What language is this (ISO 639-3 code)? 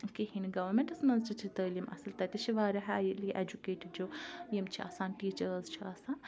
kas